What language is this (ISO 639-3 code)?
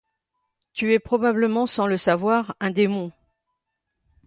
fra